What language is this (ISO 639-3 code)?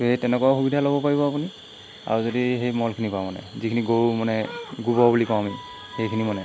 asm